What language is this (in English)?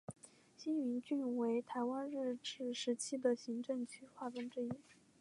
Chinese